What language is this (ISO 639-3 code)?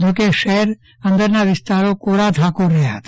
guj